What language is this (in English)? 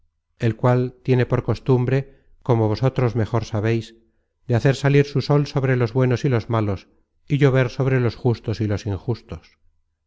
Spanish